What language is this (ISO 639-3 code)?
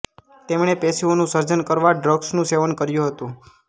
guj